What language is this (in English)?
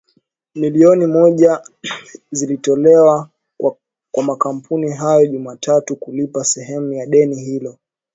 Swahili